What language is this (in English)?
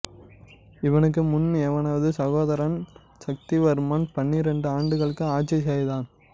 Tamil